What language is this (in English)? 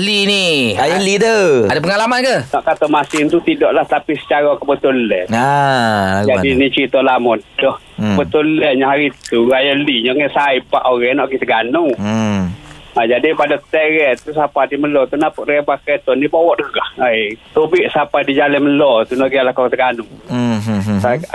Malay